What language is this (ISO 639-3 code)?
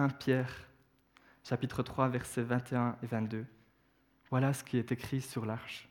fra